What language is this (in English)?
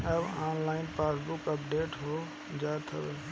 Bhojpuri